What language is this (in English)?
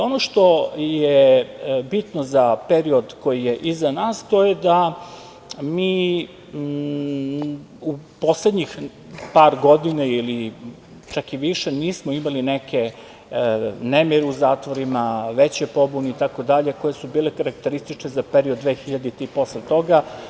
Serbian